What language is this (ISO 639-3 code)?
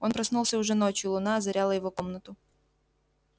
rus